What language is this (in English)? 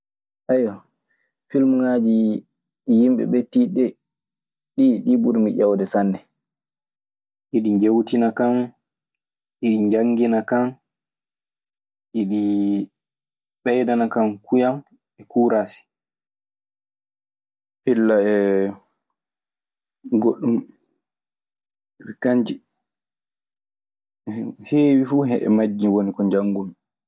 Maasina Fulfulde